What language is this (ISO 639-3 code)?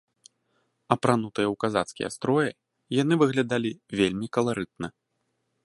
bel